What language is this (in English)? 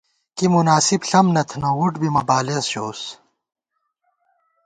Gawar-Bati